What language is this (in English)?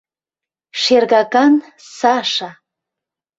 Mari